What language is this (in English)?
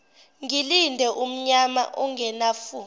Zulu